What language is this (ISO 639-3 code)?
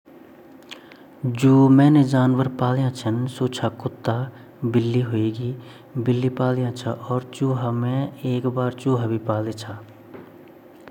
gbm